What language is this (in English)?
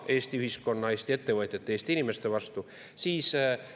Estonian